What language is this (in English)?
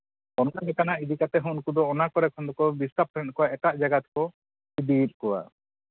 Santali